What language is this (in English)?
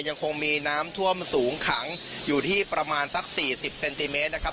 Thai